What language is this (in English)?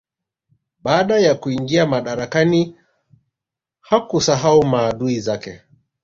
Swahili